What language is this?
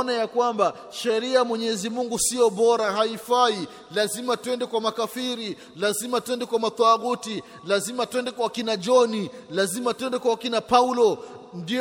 Swahili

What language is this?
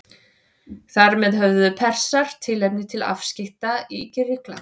Icelandic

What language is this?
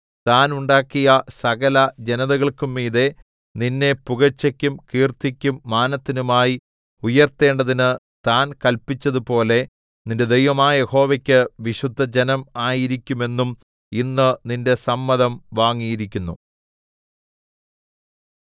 Malayalam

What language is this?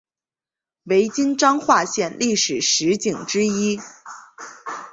Chinese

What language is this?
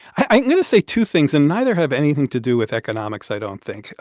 English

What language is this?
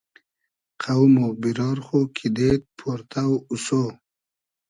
Hazaragi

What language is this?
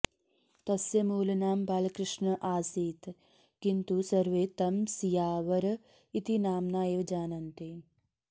Sanskrit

